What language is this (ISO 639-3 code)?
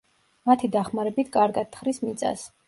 kat